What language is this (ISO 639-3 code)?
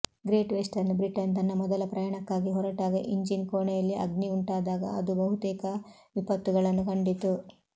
kan